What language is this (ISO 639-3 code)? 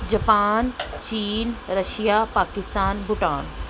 pan